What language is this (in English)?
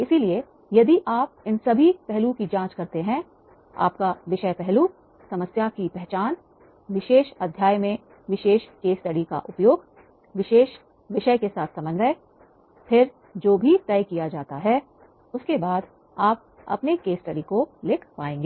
Hindi